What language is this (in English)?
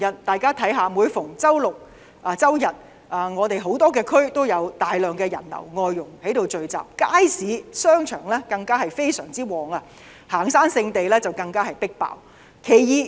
Cantonese